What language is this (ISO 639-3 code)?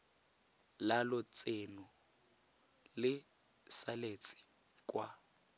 tsn